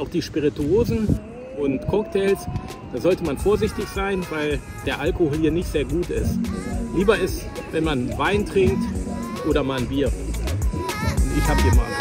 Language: German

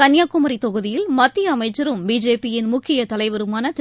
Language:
Tamil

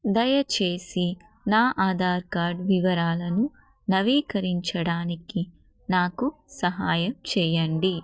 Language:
Telugu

